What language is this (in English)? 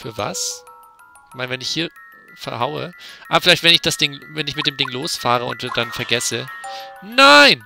German